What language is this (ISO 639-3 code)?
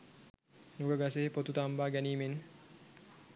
sin